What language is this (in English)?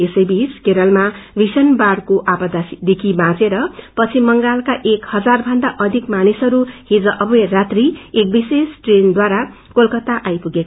Nepali